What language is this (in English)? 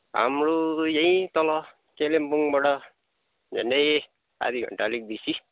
Nepali